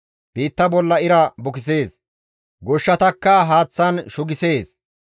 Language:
Gamo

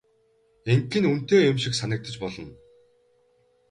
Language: Mongolian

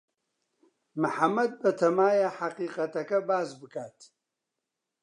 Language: Central Kurdish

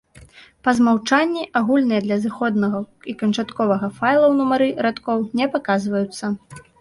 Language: Belarusian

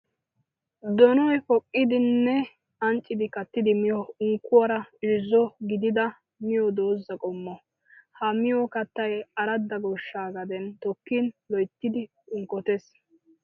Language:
Wolaytta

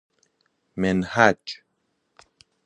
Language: Persian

